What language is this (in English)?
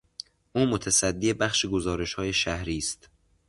Persian